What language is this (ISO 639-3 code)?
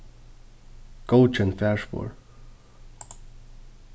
fao